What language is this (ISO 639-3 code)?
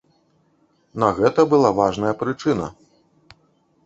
bel